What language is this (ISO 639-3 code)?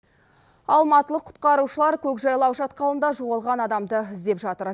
kaz